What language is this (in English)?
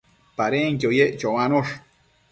Matsés